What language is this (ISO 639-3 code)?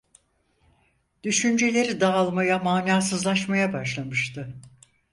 tur